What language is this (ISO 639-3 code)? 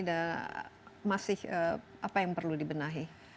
ind